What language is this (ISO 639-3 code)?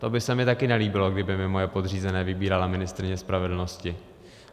ces